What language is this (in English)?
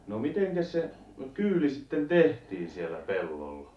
Finnish